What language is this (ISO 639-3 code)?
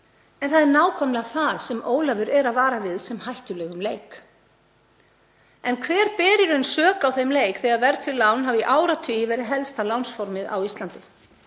isl